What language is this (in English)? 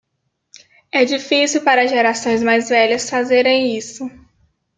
Portuguese